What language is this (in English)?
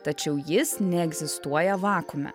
Lithuanian